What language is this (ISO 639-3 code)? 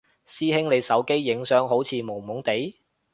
yue